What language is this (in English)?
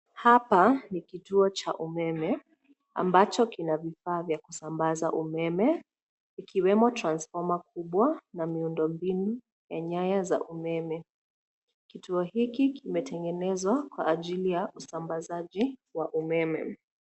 Swahili